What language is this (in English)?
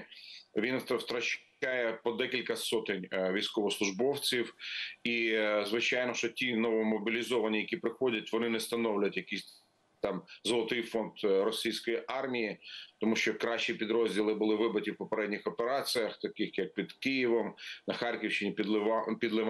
Ukrainian